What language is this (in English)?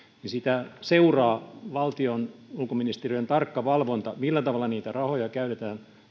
Finnish